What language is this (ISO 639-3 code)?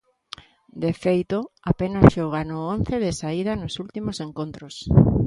glg